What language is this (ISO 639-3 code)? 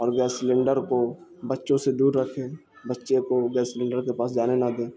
urd